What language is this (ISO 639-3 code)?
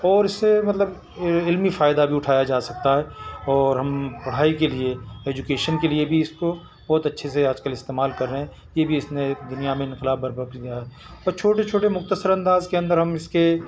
urd